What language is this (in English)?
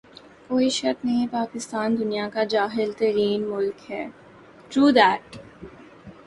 Urdu